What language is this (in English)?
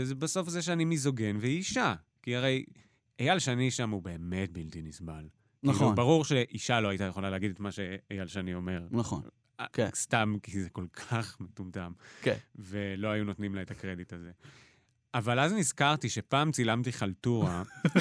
Hebrew